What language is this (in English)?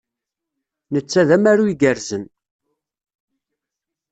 Kabyle